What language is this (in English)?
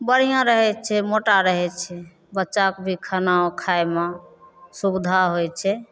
Maithili